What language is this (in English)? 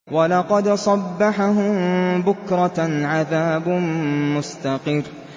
Arabic